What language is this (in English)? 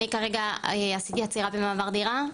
Hebrew